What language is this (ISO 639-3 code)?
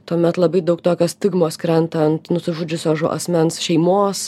lit